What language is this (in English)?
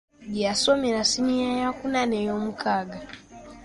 Ganda